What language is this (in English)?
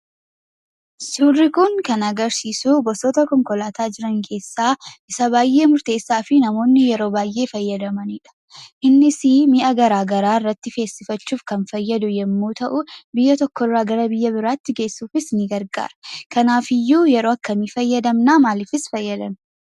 Oromo